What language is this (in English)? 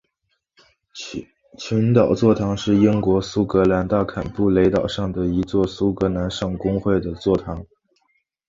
Chinese